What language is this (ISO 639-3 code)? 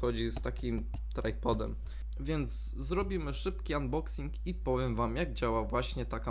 pol